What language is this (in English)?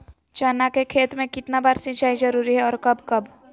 Magahi